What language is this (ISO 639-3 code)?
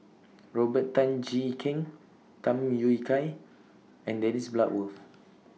eng